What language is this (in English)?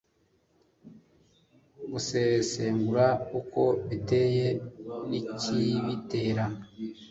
Kinyarwanda